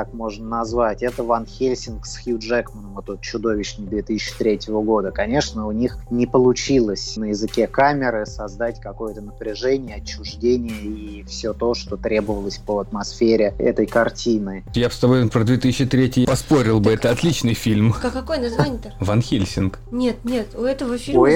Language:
Russian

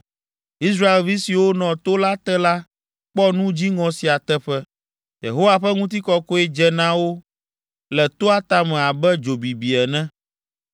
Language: Ewe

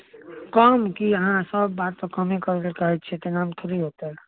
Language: Maithili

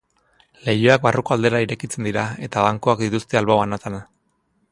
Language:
Basque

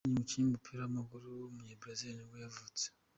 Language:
Kinyarwanda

